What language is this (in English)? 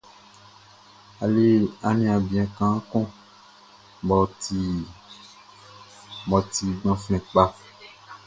Baoulé